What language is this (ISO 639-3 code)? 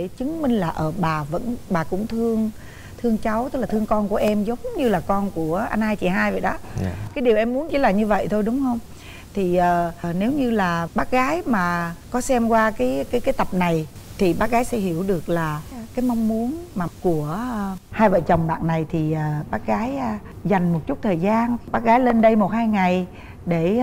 vie